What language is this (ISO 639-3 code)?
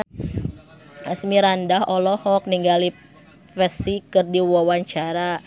sun